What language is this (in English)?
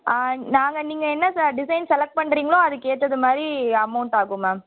Tamil